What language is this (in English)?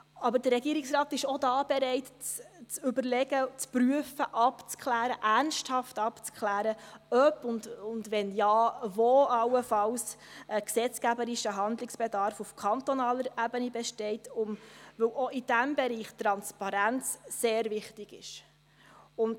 Swiss German